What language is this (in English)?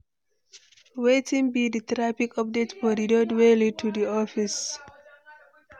Nigerian Pidgin